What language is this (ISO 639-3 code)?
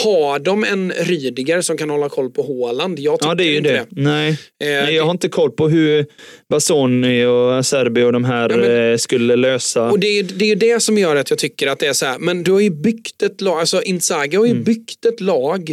swe